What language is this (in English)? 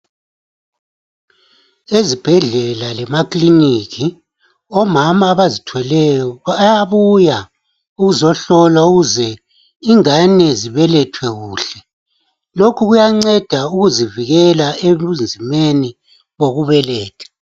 North Ndebele